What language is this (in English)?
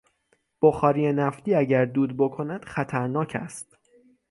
Persian